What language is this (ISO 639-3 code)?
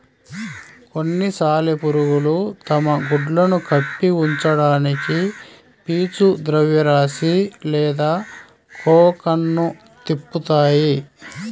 tel